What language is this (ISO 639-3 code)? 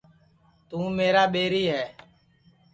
ssi